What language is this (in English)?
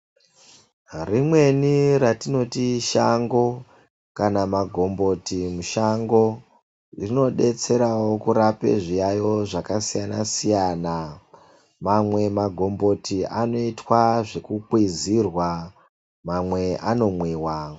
Ndau